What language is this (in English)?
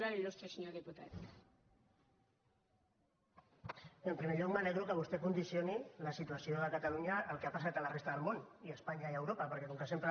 Catalan